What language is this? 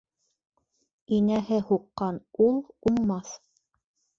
Bashkir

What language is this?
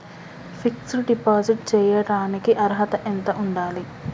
Telugu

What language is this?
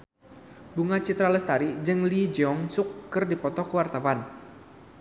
Sundanese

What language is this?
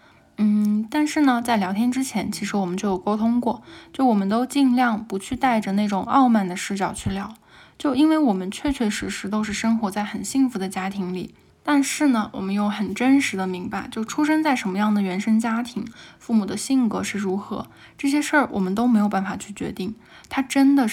Chinese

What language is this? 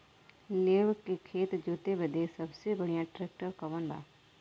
Bhojpuri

